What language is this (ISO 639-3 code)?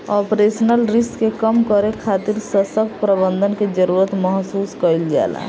bho